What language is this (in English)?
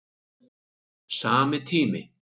Icelandic